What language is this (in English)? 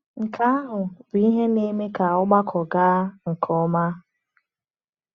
Igbo